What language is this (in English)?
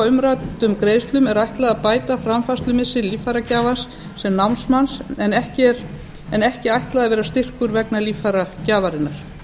Icelandic